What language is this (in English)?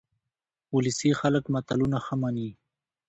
Pashto